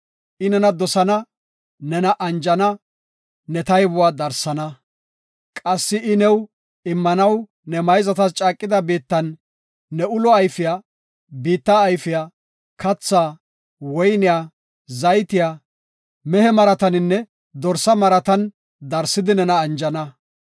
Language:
Gofa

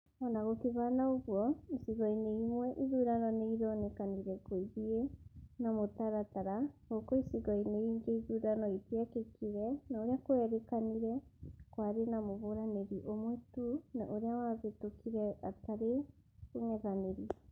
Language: Kikuyu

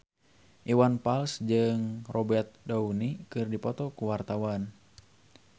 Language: Sundanese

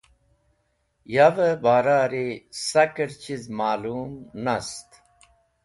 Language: Wakhi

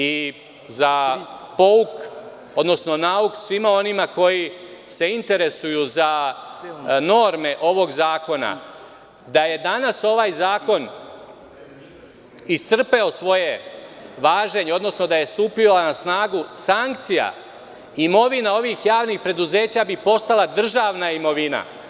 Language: Serbian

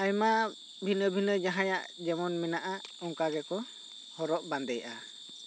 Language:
Santali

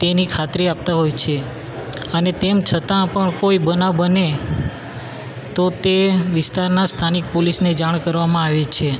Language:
Gujarati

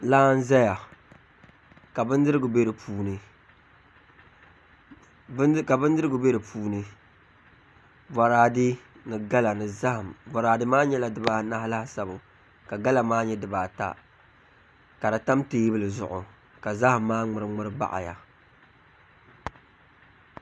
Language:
Dagbani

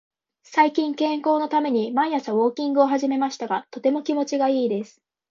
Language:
Japanese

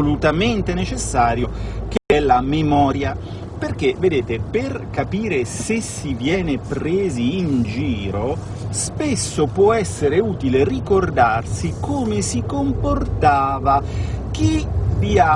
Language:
Italian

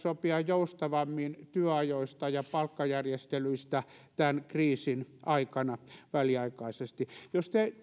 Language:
Finnish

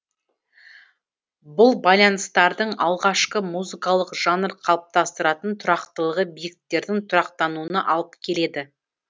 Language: Kazakh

